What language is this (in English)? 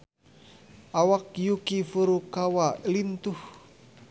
Sundanese